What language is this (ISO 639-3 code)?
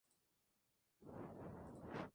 spa